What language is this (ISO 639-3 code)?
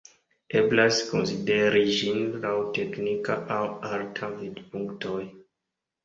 epo